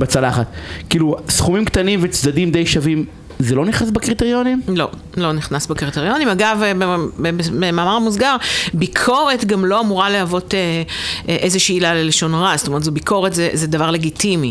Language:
Hebrew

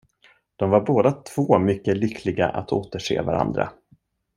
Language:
Swedish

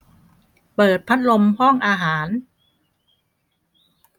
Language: Thai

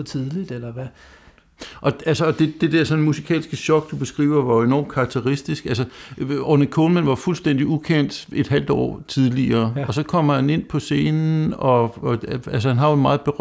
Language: Danish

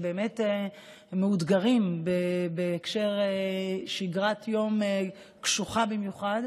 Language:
Hebrew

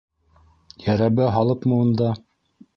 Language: Bashkir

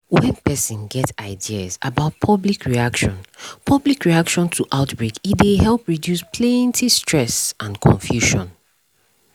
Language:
Nigerian Pidgin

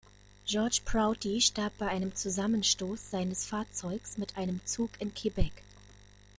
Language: German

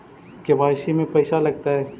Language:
Magahi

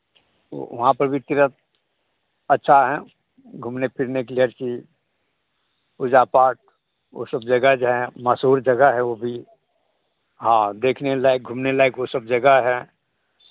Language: Hindi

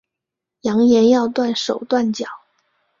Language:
Chinese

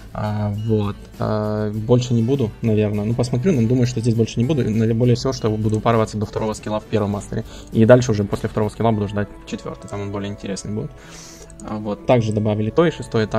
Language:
Russian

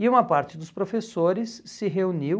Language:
Portuguese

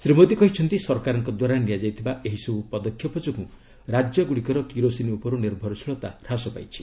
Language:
Odia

